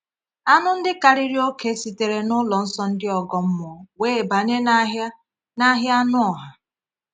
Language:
Igbo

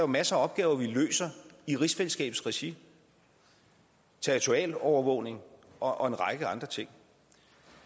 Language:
Danish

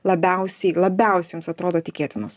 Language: Lithuanian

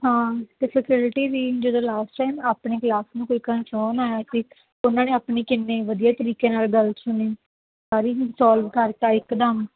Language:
Punjabi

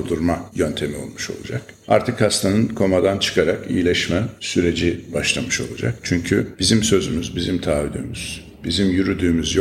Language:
Turkish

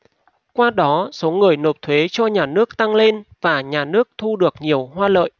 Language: Vietnamese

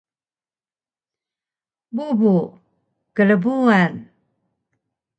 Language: Taroko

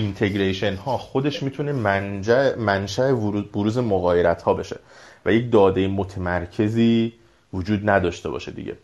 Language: Persian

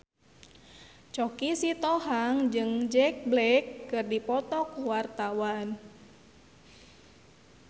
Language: Sundanese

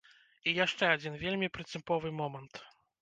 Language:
Belarusian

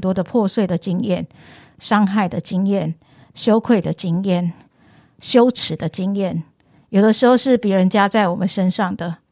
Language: Chinese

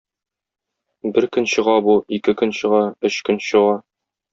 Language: Tatar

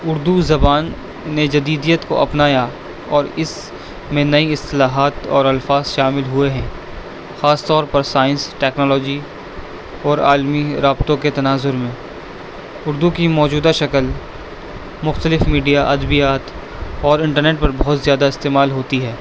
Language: Urdu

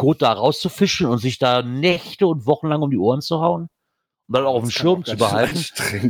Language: German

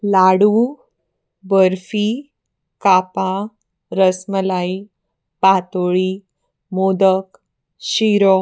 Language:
Konkani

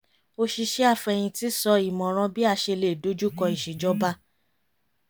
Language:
Yoruba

